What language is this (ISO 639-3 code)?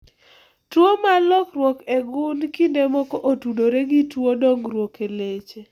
luo